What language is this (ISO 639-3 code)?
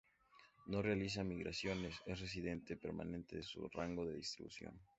spa